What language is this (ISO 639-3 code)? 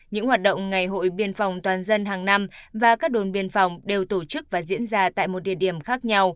vie